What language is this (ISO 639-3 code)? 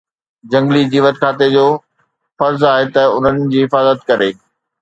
snd